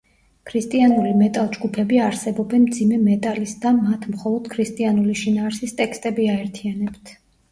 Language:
Georgian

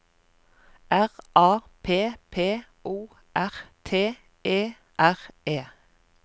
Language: Norwegian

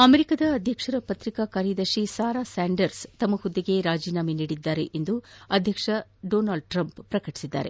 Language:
Kannada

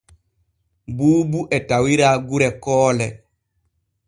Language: Borgu Fulfulde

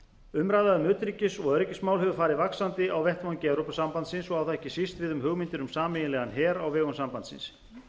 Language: Icelandic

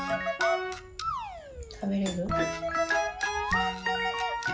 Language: Japanese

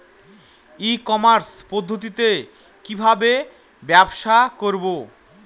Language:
Bangla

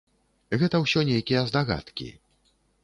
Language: Belarusian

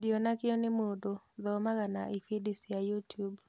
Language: Kikuyu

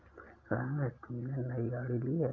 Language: Hindi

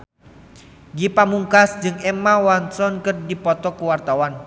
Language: Sundanese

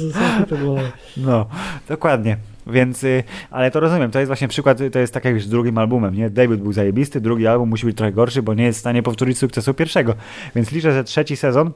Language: Polish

